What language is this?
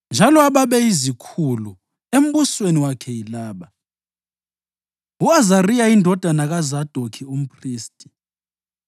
North Ndebele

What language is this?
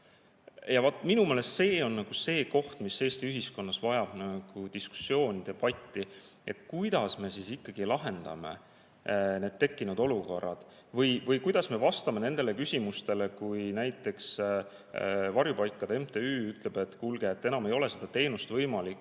Estonian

